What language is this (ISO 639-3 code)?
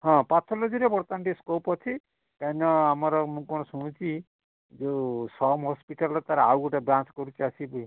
ori